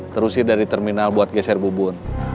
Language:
Indonesian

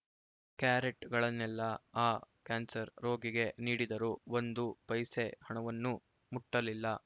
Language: Kannada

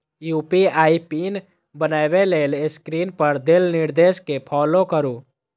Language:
Maithili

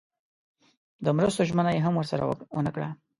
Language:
Pashto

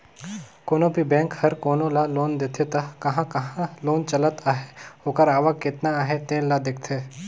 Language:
Chhattisgarhi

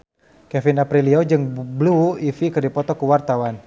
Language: Sundanese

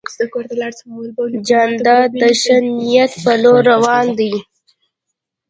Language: Pashto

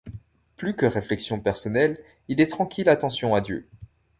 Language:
French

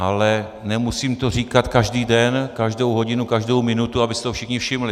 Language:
Czech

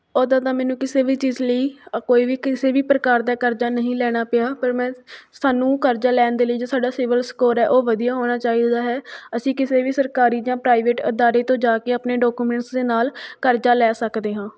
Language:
Punjabi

